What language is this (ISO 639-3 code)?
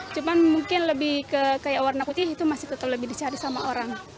ind